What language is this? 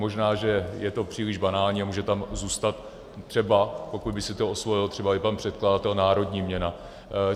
Czech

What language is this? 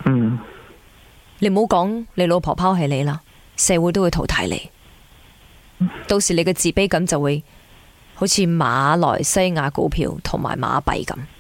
Chinese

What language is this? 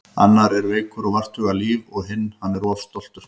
Icelandic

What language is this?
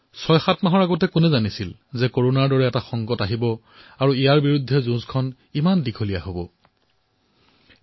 Assamese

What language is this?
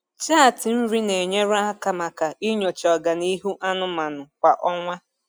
Igbo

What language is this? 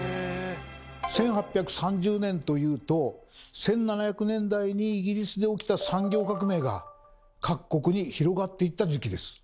Japanese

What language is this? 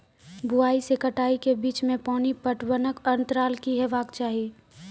Maithili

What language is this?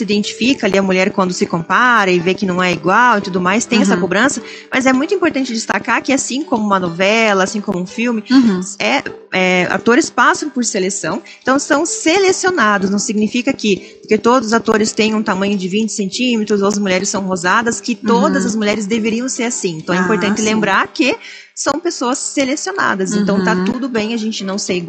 Portuguese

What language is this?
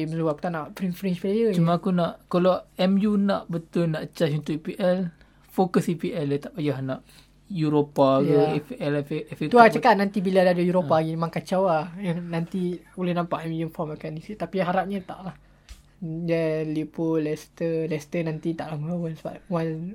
Malay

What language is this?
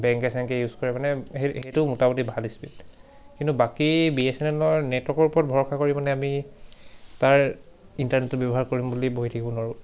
Assamese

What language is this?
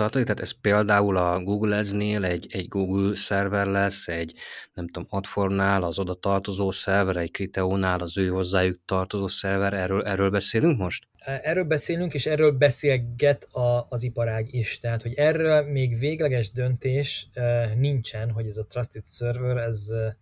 Hungarian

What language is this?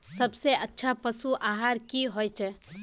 Magahi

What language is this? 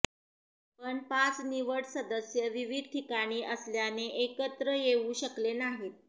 Marathi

